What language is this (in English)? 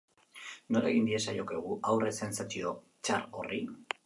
Basque